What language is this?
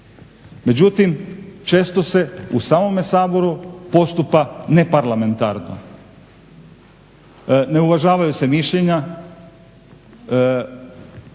Croatian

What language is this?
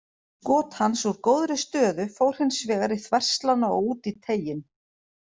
Icelandic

